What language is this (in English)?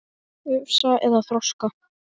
Icelandic